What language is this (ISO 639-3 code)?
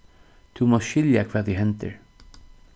fao